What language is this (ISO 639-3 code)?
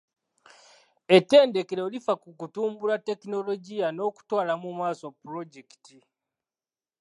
lug